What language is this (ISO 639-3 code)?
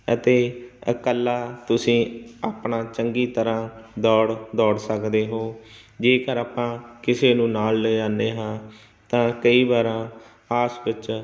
pan